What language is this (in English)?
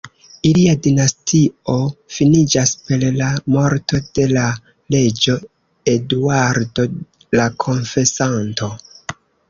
Esperanto